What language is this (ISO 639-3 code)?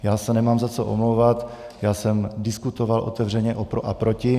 ces